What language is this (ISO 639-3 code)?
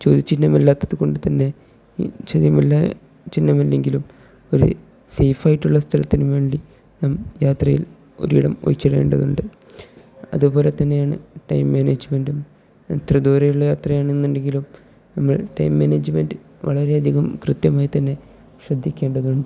mal